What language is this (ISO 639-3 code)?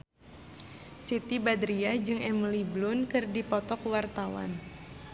sun